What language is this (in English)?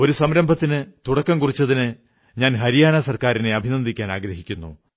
Malayalam